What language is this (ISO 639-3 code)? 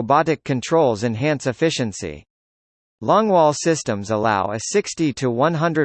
eng